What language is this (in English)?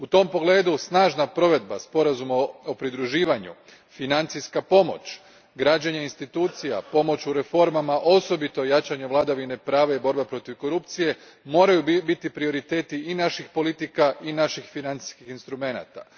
Croatian